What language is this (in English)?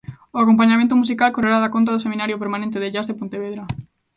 Galician